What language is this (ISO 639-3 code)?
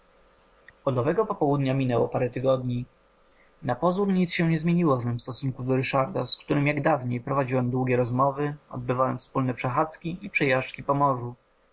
pol